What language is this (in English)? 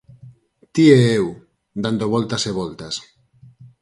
Galician